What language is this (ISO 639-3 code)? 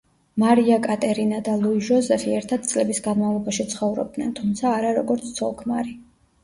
kat